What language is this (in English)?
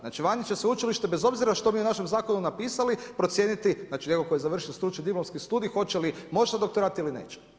Croatian